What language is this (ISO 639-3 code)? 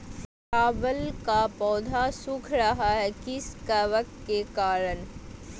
mag